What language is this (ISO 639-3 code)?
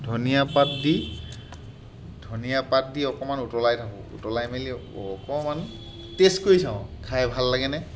asm